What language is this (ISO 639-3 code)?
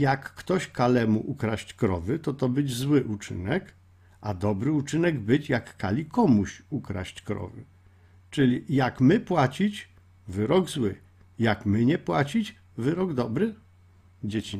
pol